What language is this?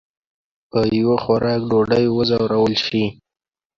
Pashto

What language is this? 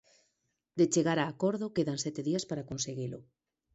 Galician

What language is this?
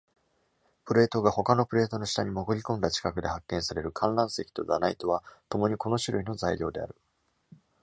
Japanese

